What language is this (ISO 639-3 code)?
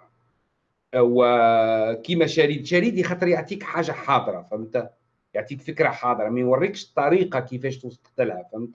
ara